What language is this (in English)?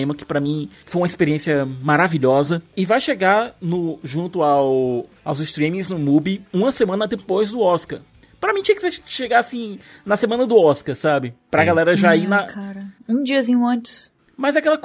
Portuguese